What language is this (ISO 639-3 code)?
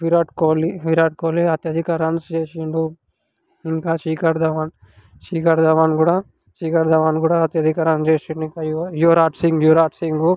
tel